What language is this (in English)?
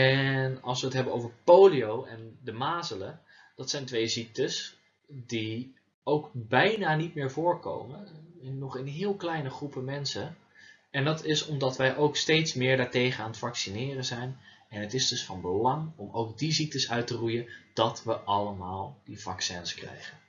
Dutch